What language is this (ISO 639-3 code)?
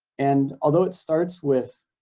eng